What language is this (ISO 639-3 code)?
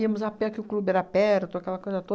por